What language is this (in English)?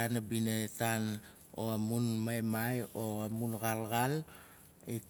Nalik